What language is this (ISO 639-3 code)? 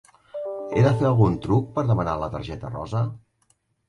cat